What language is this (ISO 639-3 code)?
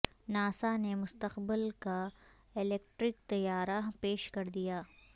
urd